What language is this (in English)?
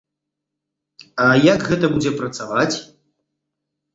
Belarusian